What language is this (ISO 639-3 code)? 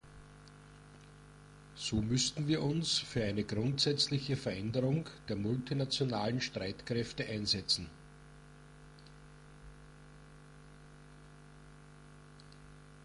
deu